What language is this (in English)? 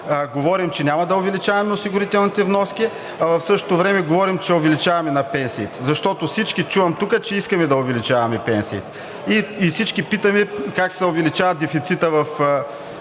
Bulgarian